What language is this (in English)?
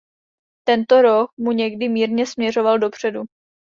Czech